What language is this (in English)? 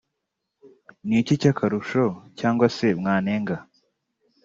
Kinyarwanda